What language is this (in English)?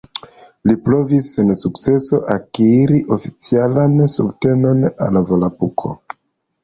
Esperanto